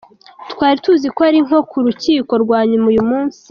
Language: Kinyarwanda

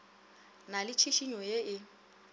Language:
Northern Sotho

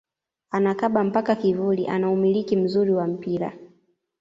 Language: Swahili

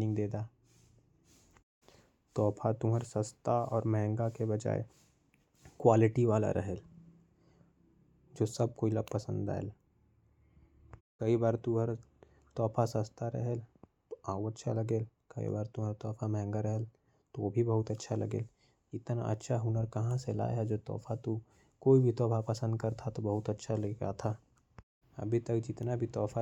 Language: Korwa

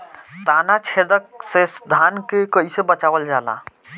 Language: Bhojpuri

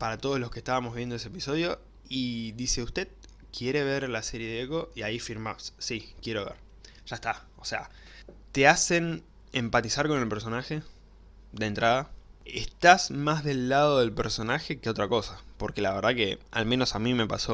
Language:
Spanish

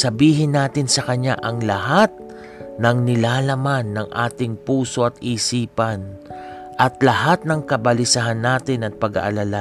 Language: Filipino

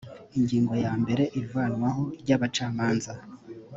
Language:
Kinyarwanda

